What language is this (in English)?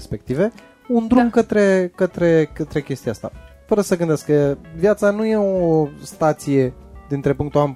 Romanian